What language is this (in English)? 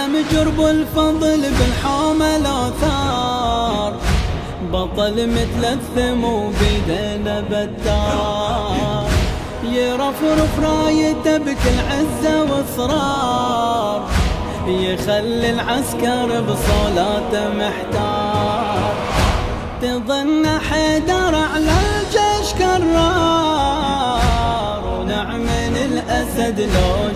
Arabic